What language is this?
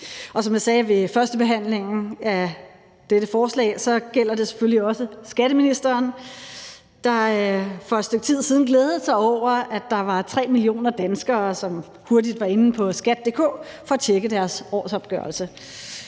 Danish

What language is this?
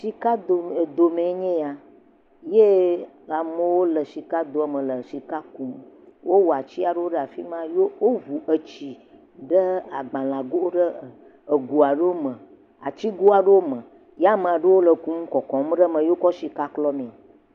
Ewe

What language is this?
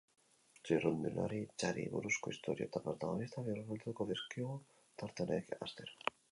Basque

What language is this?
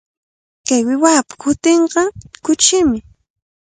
Cajatambo North Lima Quechua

